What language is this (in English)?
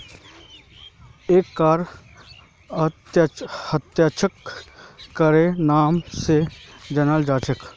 Magahi